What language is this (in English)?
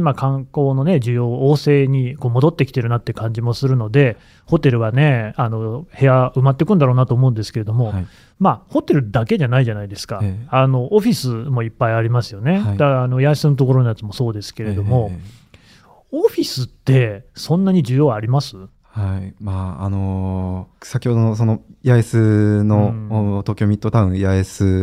Japanese